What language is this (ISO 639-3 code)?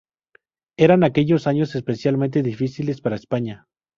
spa